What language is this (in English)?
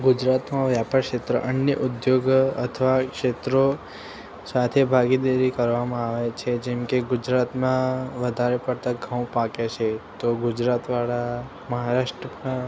Gujarati